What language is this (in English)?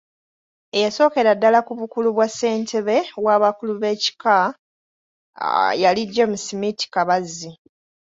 Ganda